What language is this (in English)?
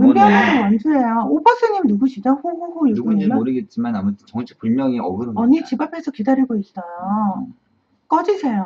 Korean